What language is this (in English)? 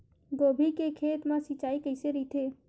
Chhattisgarhi